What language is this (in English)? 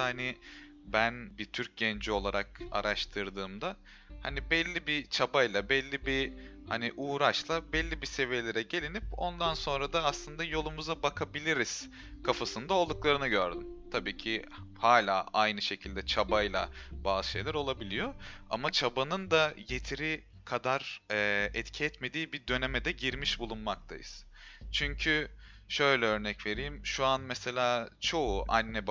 Turkish